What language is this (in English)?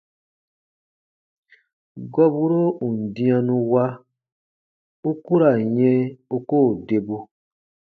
Baatonum